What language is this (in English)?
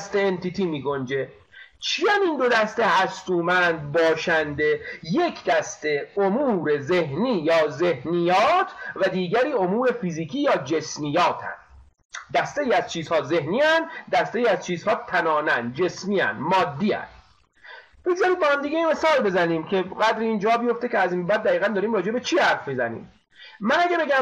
Persian